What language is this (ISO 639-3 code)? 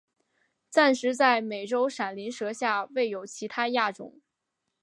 zho